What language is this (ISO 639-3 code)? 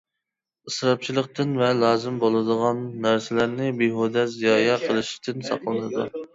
uig